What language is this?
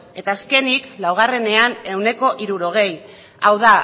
Basque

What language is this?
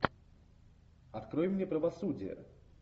Russian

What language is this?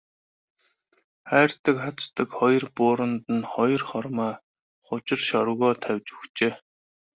Mongolian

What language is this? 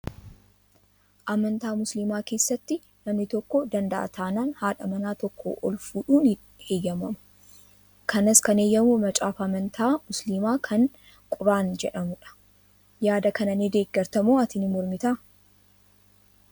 Oromo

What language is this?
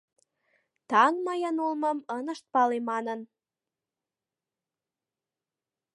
Mari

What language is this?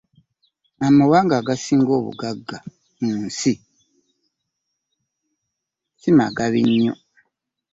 Ganda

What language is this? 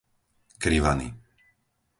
Slovak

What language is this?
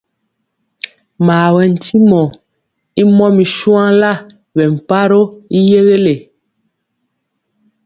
Mpiemo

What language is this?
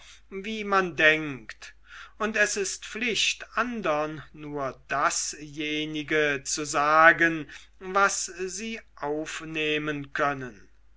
German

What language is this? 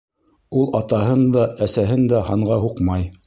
Bashkir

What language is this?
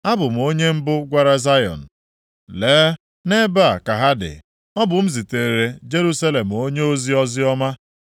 Igbo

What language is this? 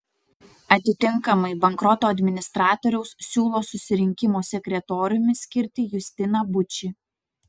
Lithuanian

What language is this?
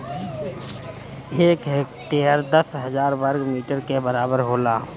Bhojpuri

